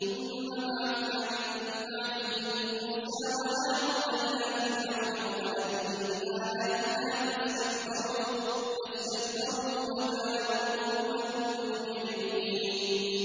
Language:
Arabic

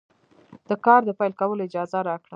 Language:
Pashto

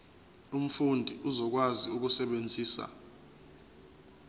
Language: Zulu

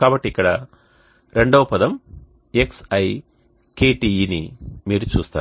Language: Telugu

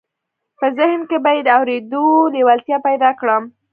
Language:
Pashto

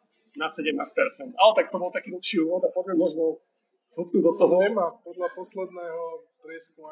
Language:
Slovak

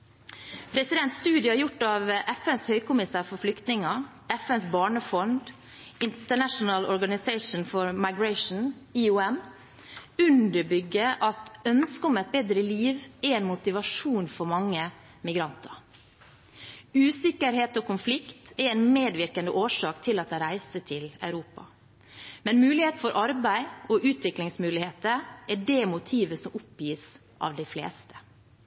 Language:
Norwegian Bokmål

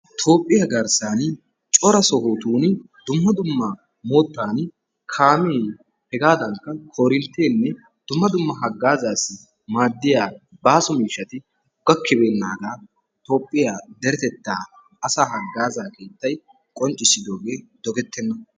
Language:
Wolaytta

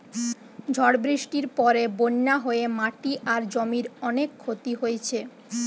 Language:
Bangla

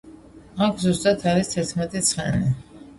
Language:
Georgian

